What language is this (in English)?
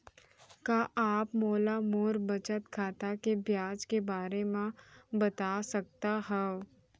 Chhattisgarhi